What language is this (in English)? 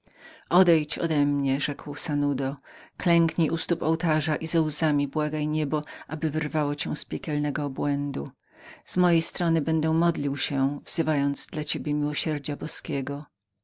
Polish